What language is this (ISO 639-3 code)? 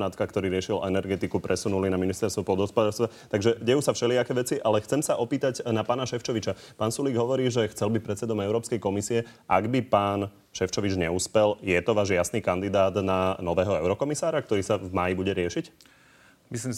slk